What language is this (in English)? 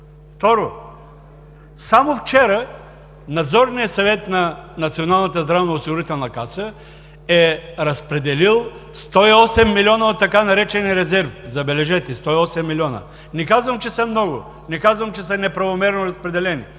Bulgarian